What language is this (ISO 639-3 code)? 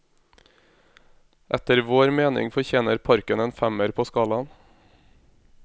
nor